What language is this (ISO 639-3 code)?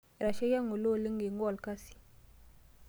mas